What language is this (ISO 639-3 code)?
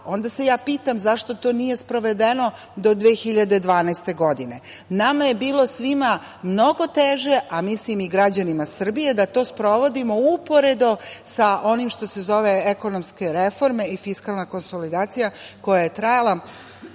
srp